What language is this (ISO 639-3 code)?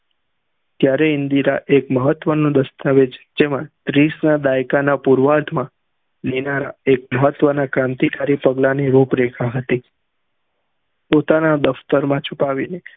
guj